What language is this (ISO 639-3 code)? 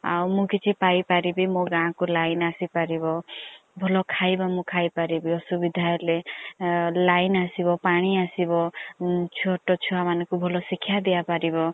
ori